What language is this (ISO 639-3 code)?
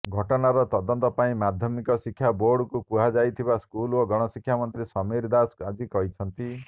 ori